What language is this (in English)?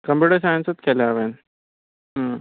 Konkani